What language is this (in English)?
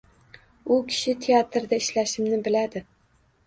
Uzbek